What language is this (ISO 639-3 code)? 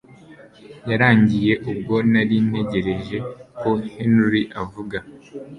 kin